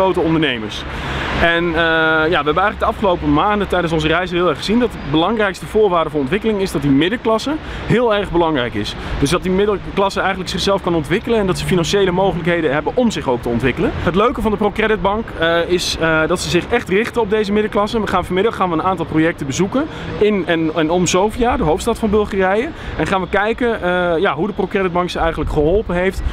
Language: Dutch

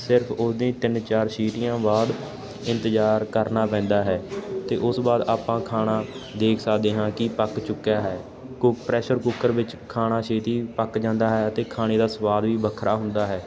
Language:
Punjabi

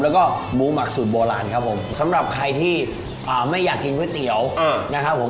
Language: Thai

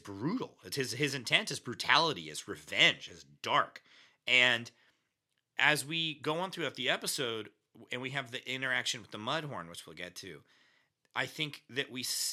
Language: English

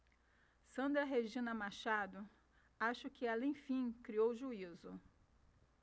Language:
Portuguese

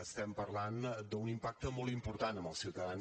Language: Catalan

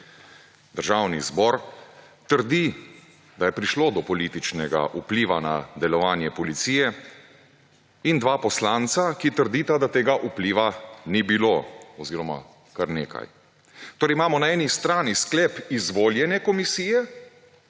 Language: Slovenian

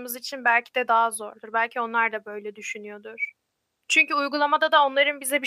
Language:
Turkish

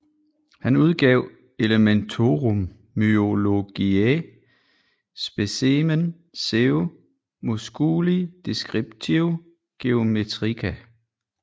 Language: Danish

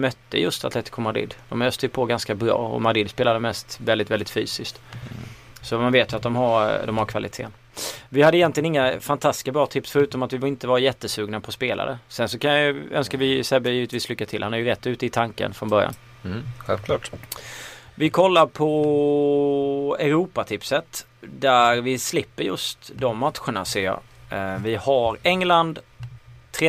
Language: Swedish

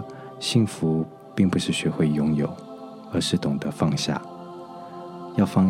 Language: Chinese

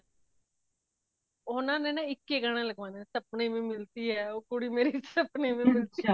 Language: Punjabi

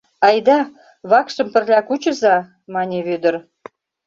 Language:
Mari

